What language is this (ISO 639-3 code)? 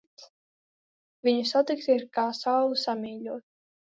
lav